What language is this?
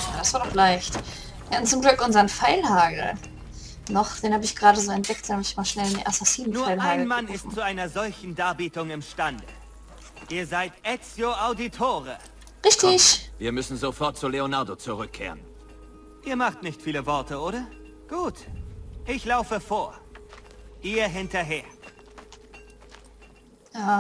German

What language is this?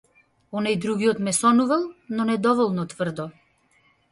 Macedonian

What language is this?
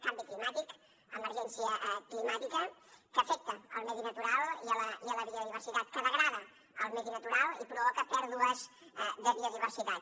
Catalan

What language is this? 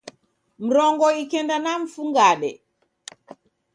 Taita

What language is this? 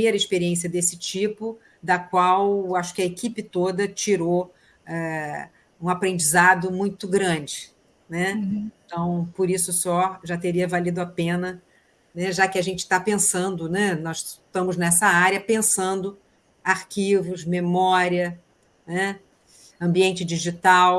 Portuguese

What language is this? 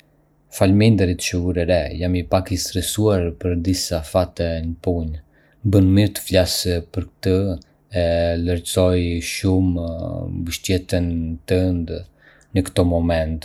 Arbëreshë Albanian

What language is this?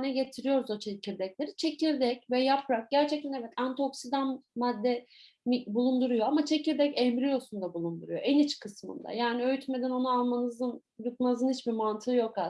Turkish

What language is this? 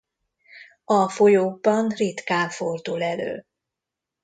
Hungarian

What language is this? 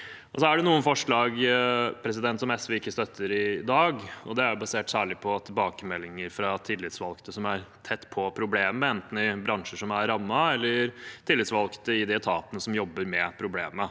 Norwegian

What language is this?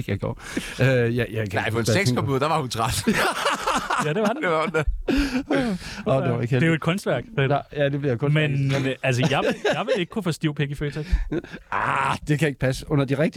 Danish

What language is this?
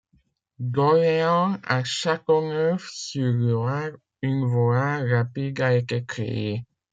French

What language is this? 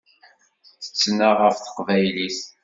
Kabyle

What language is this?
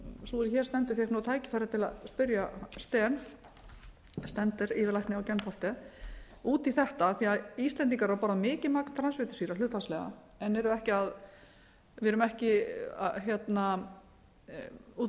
Icelandic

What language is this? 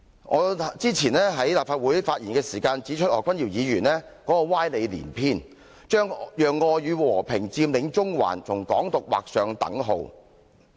Cantonese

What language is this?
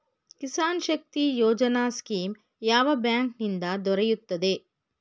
Kannada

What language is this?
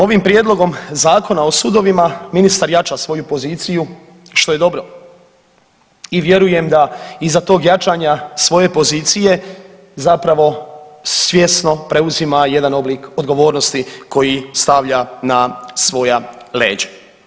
Croatian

